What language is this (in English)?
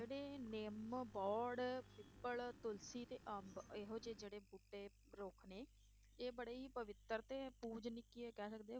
Punjabi